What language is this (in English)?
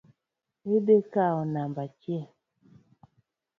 Luo (Kenya and Tanzania)